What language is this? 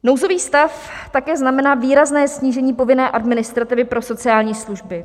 Czech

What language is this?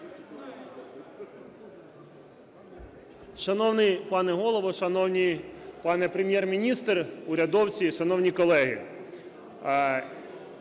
Ukrainian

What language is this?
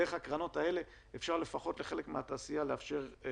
Hebrew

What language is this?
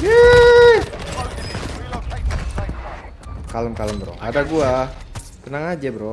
Indonesian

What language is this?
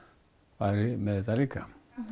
Icelandic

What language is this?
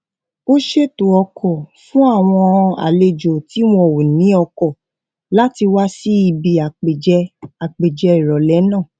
Yoruba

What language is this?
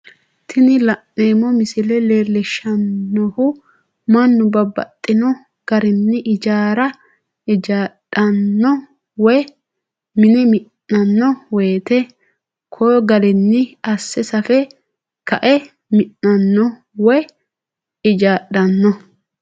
Sidamo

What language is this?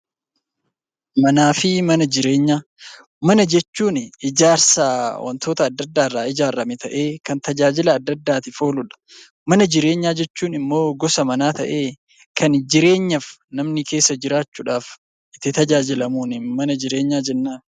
Oromo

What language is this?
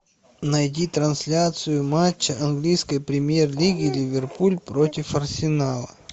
Russian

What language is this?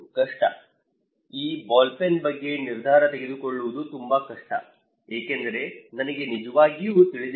Kannada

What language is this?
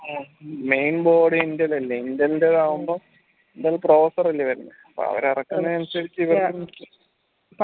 Malayalam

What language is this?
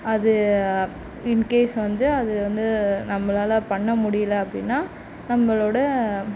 Tamil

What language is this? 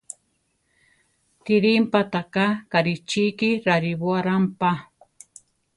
Central Tarahumara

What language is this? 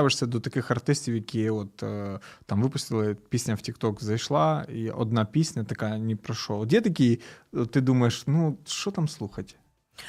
Ukrainian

